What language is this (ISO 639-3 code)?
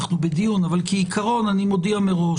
heb